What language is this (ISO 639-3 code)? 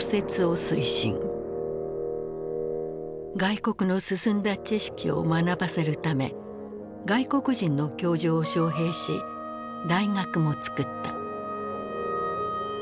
jpn